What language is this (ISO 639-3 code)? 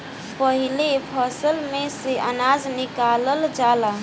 bho